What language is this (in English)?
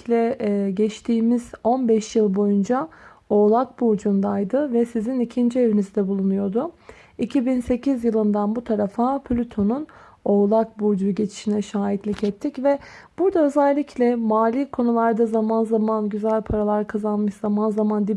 Turkish